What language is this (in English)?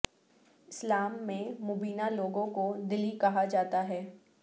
Urdu